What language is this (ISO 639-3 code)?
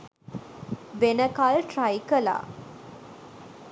sin